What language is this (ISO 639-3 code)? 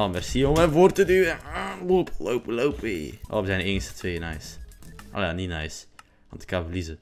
nld